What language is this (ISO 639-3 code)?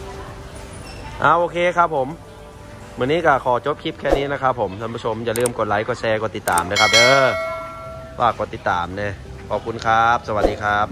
tha